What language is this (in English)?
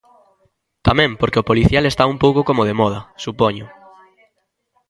Galician